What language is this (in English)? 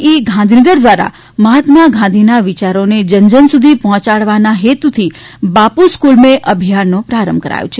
Gujarati